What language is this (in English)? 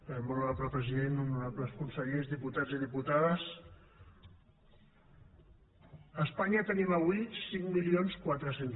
Catalan